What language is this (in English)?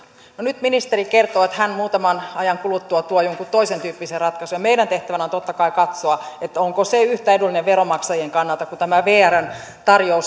Finnish